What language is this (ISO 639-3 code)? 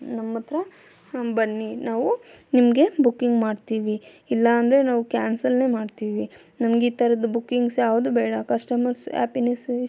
kan